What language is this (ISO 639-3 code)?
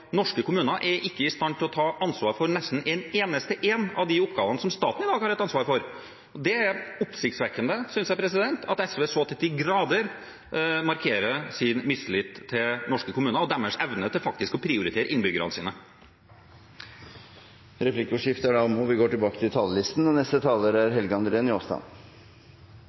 nor